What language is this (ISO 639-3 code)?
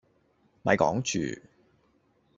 yue